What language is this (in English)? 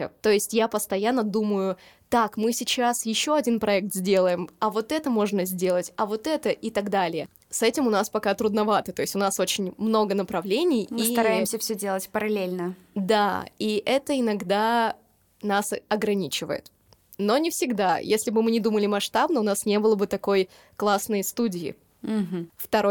Russian